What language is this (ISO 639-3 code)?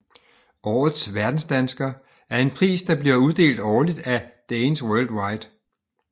dan